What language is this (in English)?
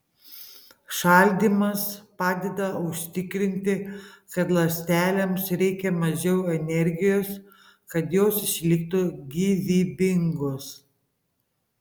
Lithuanian